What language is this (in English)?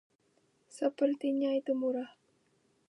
Indonesian